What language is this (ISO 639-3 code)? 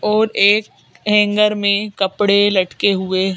hin